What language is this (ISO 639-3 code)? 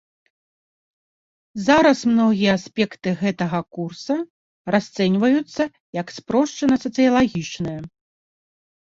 bel